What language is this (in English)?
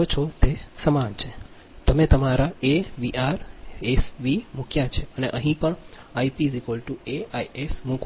Gujarati